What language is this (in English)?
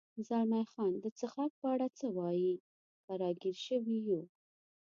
Pashto